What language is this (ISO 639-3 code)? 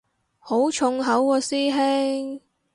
yue